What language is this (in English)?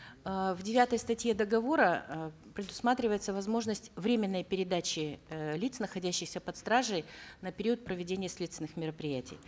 Kazakh